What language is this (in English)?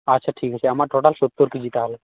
Santali